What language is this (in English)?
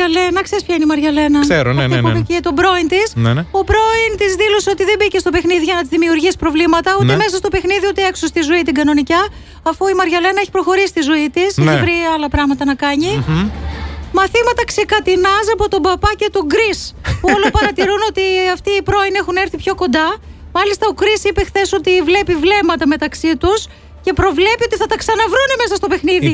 Greek